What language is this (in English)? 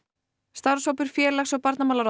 Icelandic